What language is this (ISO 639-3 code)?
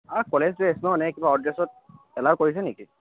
asm